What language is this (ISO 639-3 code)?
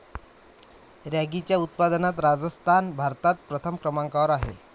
mar